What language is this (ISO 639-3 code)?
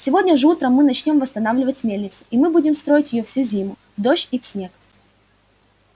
rus